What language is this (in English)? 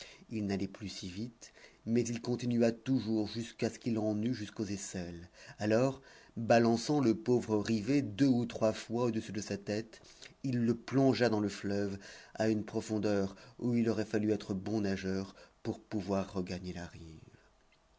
French